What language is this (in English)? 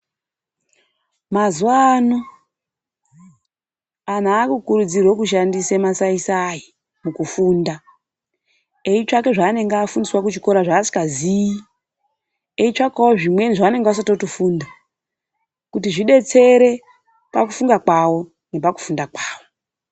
Ndau